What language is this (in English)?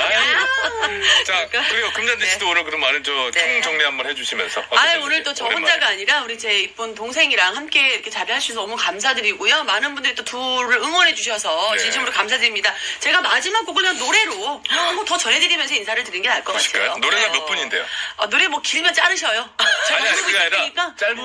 Korean